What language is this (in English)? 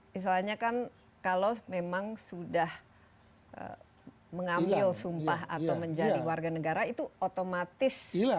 Indonesian